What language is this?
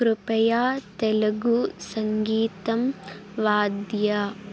Sanskrit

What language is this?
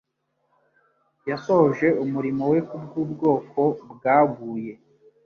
Kinyarwanda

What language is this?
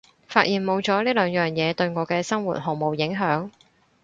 Cantonese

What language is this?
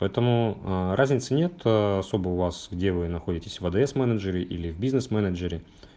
Russian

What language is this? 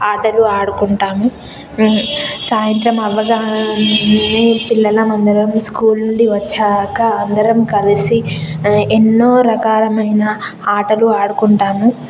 Telugu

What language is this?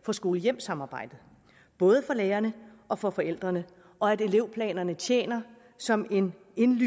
Danish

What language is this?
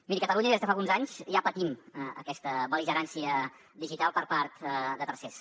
Catalan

